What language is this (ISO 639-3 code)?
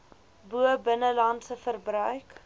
afr